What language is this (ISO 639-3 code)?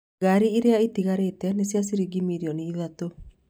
kik